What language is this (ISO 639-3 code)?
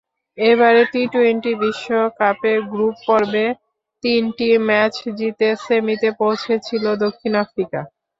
ben